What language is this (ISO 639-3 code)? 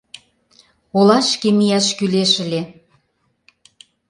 chm